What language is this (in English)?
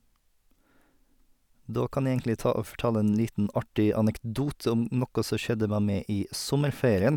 Norwegian